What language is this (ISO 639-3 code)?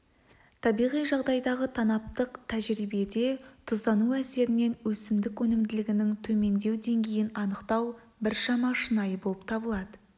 kaz